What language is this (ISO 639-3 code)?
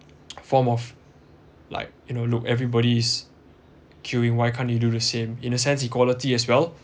eng